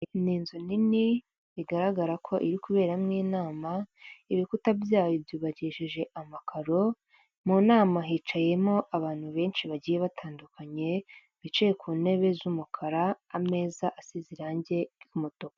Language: Kinyarwanda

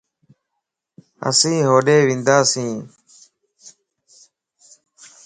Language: Lasi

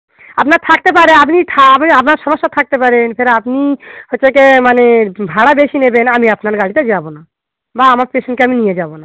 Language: Bangla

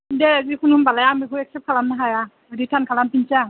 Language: Bodo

